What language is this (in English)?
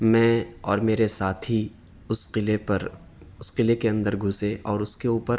Urdu